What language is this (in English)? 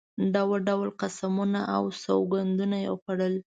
Pashto